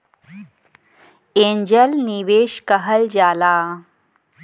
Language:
Bhojpuri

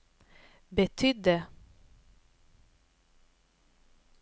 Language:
Swedish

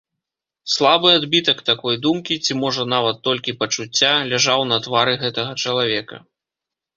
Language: Belarusian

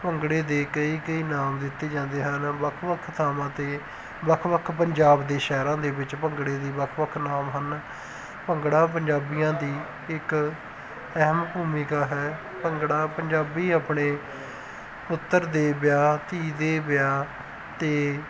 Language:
Punjabi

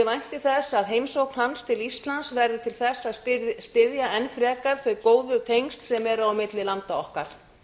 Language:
Icelandic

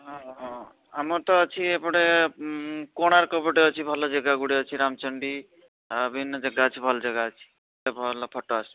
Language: Odia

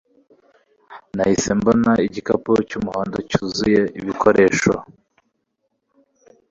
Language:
Kinyarwanda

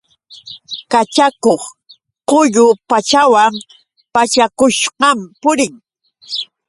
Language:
Yauyos Quechua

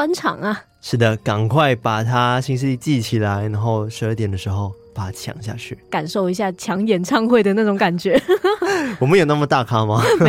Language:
Chinese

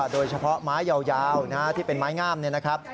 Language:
Thai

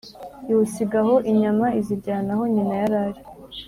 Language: Kinyarwanda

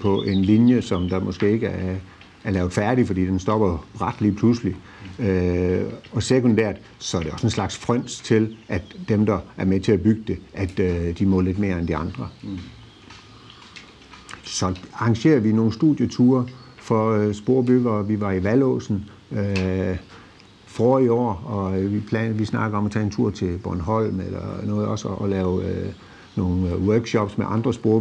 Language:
Danish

